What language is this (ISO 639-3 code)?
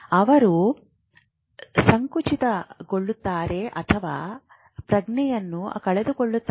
kan